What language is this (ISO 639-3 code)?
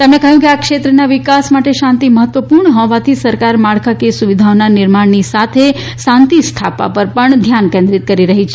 guj